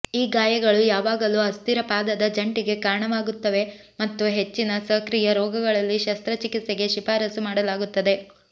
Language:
Kannada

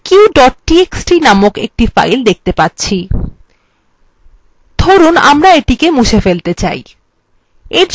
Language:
Bangla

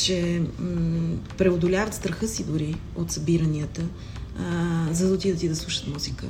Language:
Bulgarian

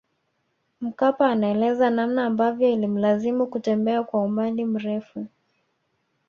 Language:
Swahili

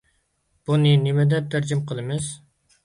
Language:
Uyghur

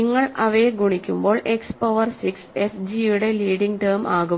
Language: Malayalam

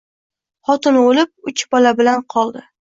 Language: Uzbek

